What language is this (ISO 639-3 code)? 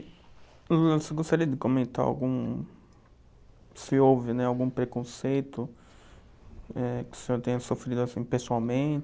por